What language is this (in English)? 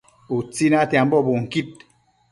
Matsés